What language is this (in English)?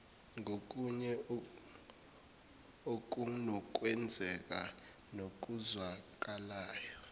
Zulu